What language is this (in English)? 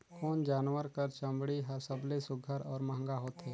Chhattisgarhi